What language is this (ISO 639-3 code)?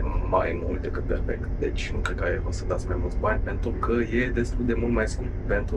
ron